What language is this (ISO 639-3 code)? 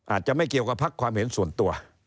tha